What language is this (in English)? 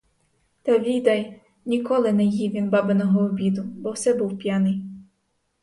Ukrainian